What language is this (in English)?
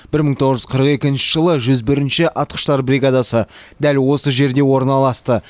Kazakh